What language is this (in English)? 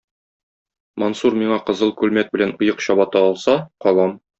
Tatar